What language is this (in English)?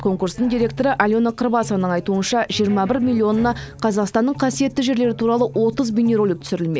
Kazakh